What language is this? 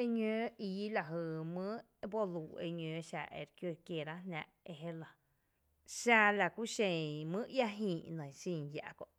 Tepinapa Chinantec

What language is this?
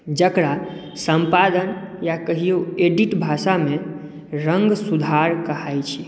Maithili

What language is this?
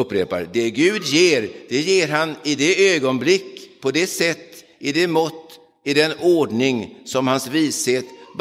Swedish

